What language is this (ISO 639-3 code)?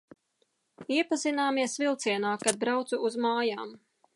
lav